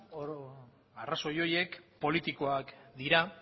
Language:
Basque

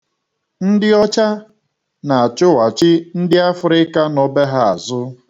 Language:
Igbo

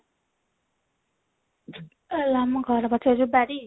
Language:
Odia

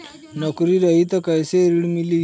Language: Bhojpuri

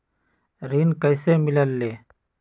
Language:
Magahi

